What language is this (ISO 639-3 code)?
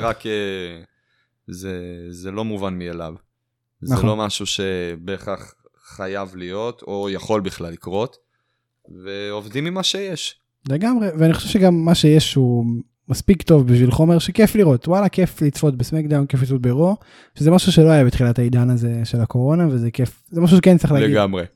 heb